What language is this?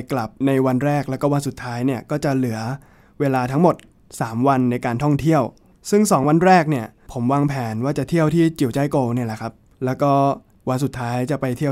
Thai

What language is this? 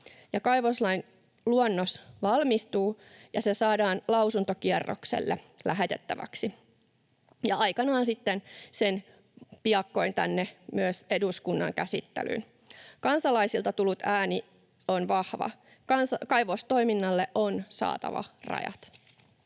Finnish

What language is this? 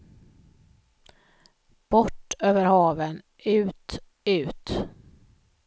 Swedish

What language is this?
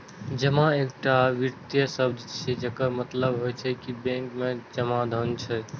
Maithili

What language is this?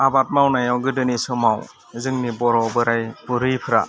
Bodo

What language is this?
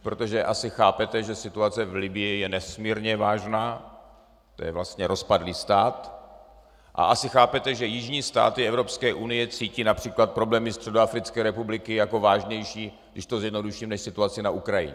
Czech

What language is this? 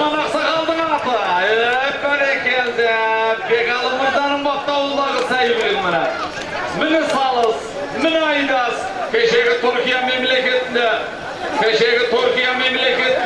Turkish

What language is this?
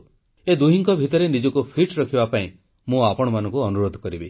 Odia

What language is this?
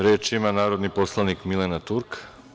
Serbian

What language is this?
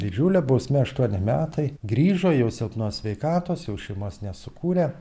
Lithuanian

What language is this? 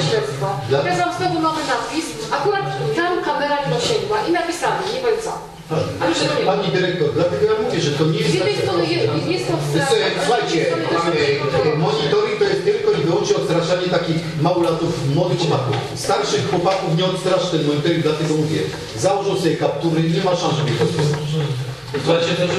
Polish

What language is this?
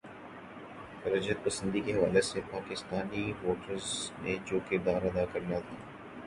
Urdu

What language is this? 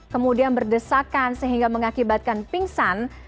Indonesian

